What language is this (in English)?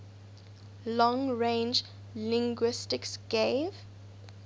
English